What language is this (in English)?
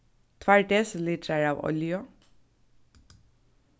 Faroese